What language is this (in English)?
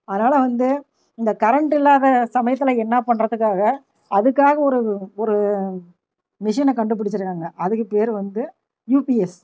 Tamil